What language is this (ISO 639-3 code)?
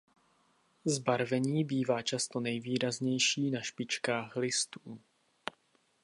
ces